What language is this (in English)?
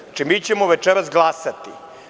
Serbian